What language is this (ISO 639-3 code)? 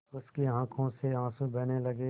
hin